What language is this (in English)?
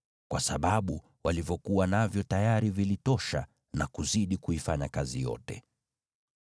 Swahili